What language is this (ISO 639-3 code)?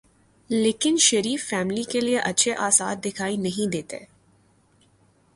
urd